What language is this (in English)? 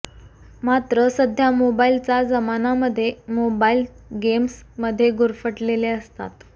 Marathi